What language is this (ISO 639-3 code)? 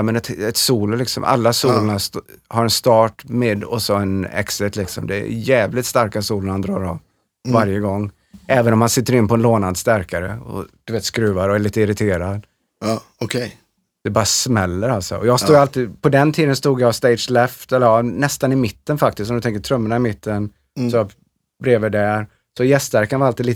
swe